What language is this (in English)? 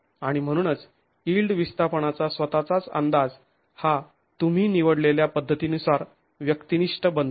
Marathi